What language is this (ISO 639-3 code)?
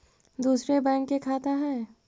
mag